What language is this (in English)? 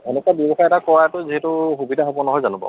Assamese